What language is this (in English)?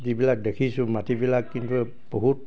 Assamese